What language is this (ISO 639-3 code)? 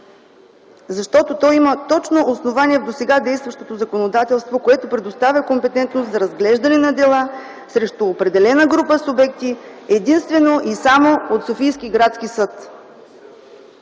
bul